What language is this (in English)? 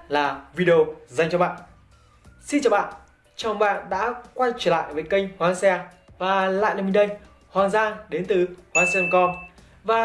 Vietnamese